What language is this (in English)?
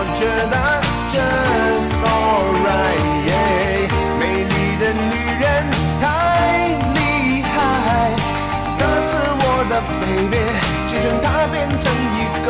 Chinese